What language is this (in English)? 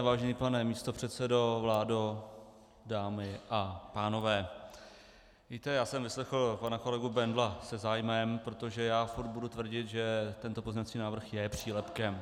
Czech